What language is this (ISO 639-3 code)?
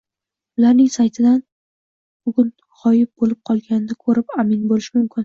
uzb